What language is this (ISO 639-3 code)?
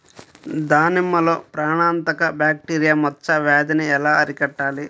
tel